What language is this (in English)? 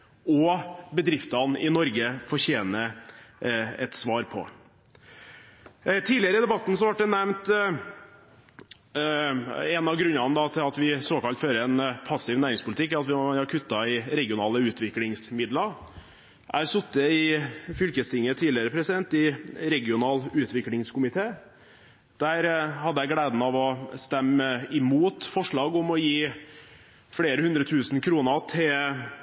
Norwegian Bokmål